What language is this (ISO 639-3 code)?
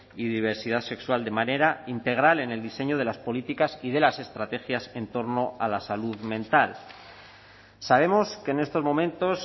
spa